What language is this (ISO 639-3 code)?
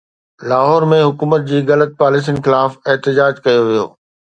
snd